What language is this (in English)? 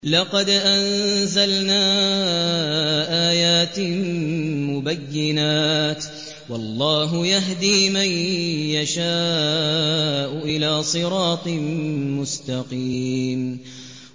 Arabic